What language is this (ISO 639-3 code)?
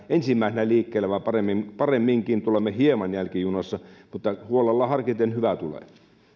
fin